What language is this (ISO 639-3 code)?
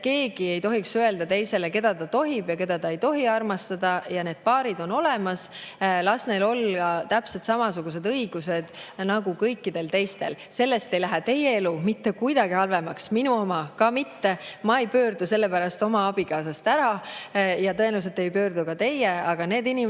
est